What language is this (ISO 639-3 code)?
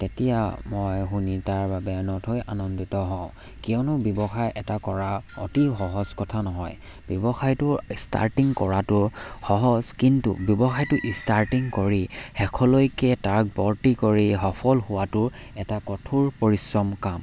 asm